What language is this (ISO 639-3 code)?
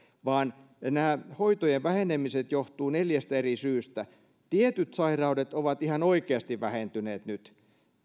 fin